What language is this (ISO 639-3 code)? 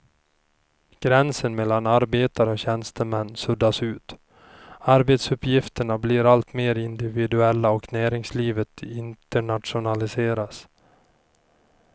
swe